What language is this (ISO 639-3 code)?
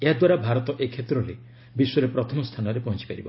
ori